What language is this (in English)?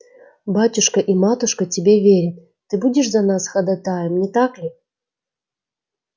Russian